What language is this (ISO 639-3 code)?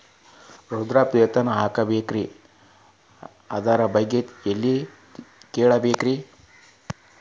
kan